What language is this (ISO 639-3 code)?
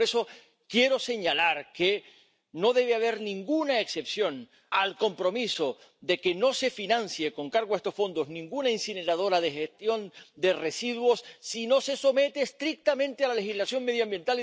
spa